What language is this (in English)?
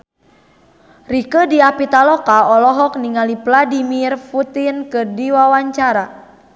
Sundanese